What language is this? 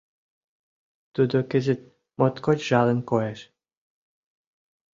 Mari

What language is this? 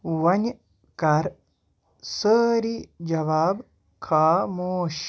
Kashmiri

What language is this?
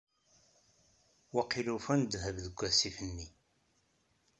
Kabyle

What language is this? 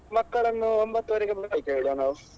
Kannada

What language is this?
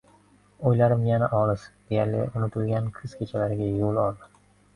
Uzbek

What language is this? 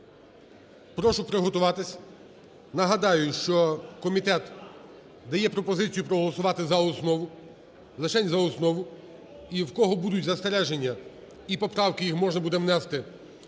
Ukrainian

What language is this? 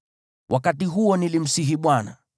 Swahili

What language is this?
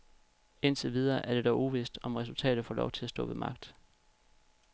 Danish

